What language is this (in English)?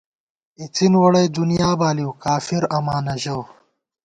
Gawar-Bati